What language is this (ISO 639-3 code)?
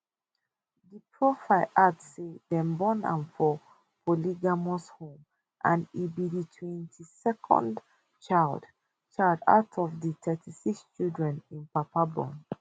pcm